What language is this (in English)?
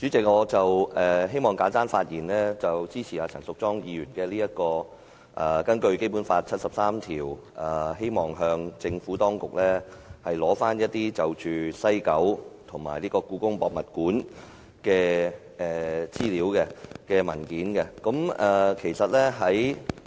Cantonese